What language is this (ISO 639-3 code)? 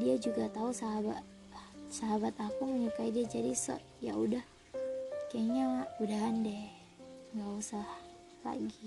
ind